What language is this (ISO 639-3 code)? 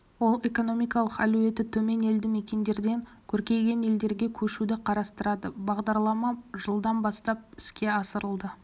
kaz